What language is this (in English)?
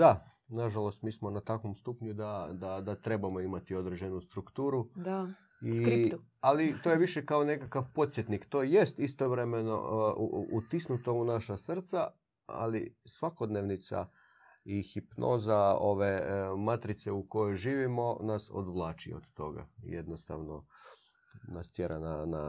Croatian